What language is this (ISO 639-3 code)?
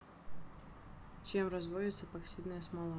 rus